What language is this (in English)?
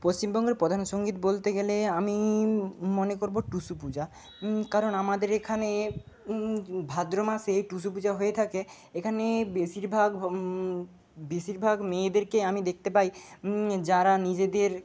Bangla